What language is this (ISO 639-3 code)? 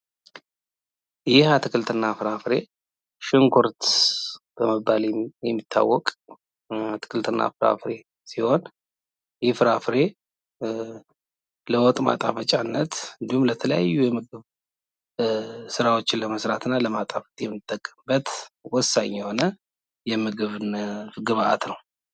amh